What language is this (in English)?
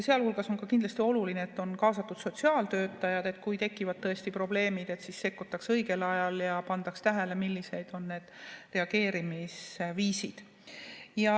Estonian